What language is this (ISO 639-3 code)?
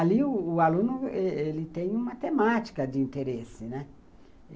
por